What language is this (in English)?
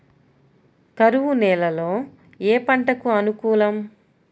Telugu